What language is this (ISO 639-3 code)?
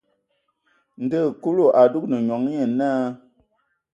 ewo